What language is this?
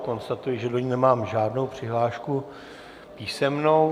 Czech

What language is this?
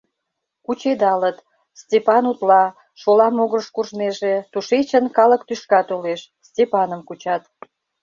Mari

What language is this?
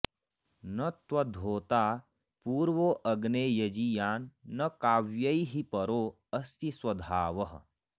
Sanskrit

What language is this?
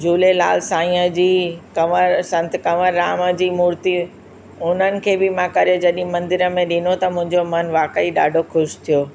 Sindhi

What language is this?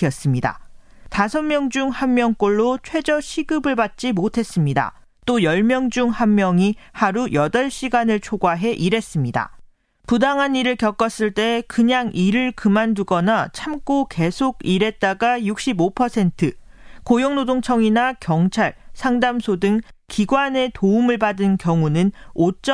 Korean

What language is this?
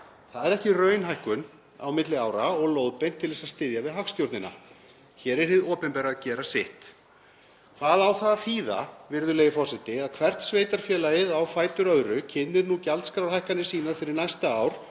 Icelandic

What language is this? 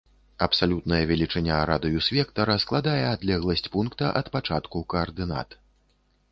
Belarusian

